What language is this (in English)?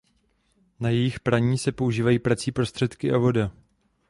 Czech